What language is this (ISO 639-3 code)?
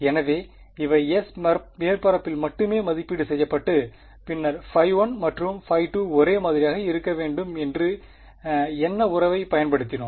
tam